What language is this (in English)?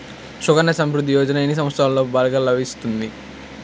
Telugu